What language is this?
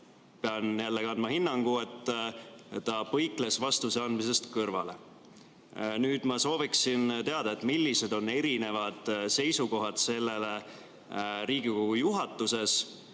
Estonian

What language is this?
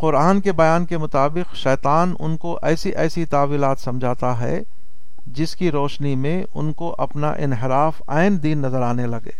Urdu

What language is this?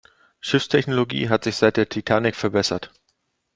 German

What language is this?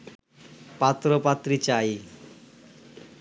Bangla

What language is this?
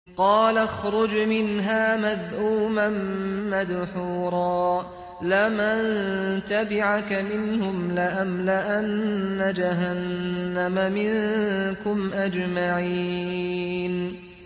Arabic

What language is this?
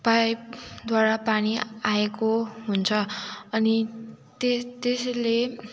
Nepali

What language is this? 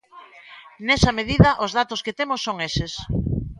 Galician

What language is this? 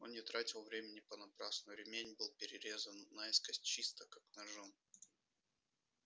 Russian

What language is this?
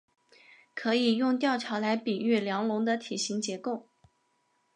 Chinese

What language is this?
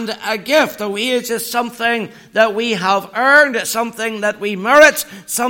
English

